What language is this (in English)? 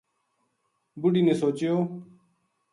Gujari